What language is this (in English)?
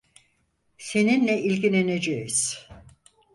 Turkish